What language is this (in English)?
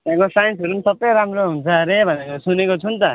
Nepali